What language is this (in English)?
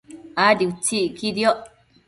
Matsés